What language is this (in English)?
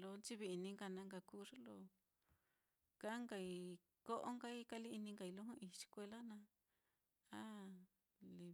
Mitlatongo Mixtec